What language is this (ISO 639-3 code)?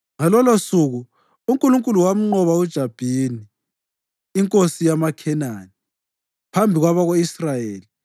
nde